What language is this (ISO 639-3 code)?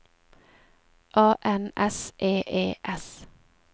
nor